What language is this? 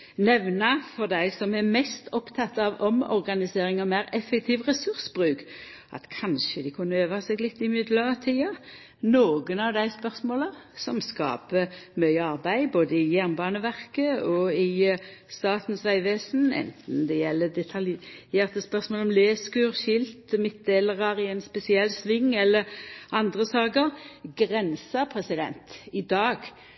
Norwegian Nynorsk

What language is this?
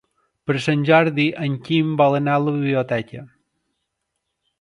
Catalan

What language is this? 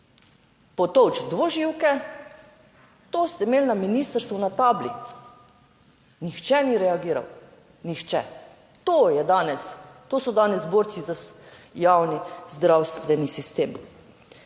Slovenian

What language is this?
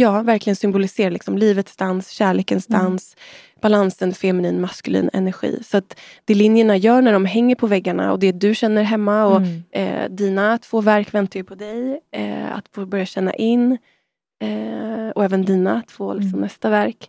Swedish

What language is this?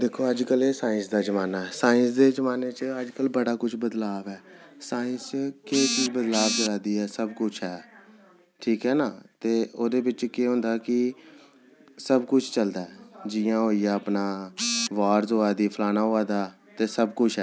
Dogri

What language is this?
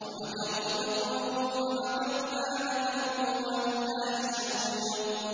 Arabic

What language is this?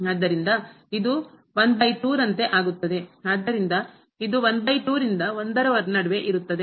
Kannada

